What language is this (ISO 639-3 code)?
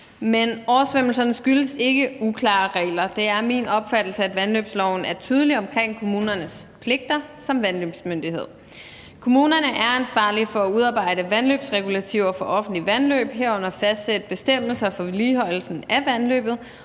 dan